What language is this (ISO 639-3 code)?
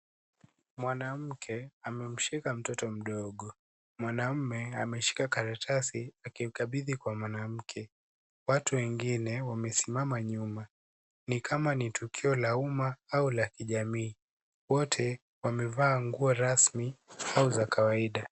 swa